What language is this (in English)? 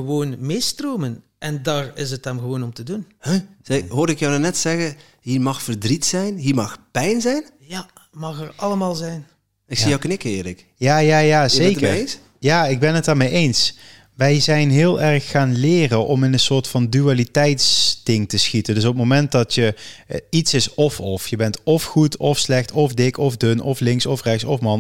Dutch